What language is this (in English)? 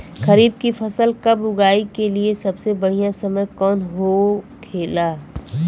Bhojpuri